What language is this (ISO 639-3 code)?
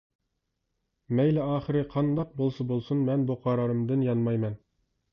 uig